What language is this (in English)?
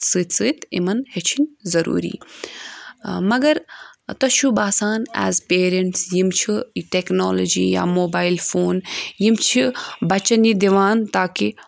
Kashmiri